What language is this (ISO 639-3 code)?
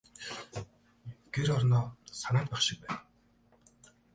mon